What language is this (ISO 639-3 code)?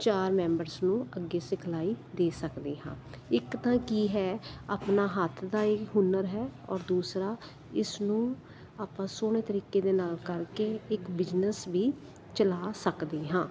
pan